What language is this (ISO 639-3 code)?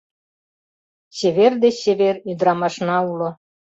chm